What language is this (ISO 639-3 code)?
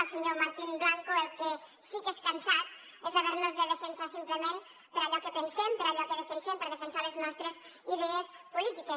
cat